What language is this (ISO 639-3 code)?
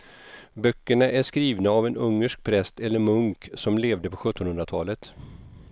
swe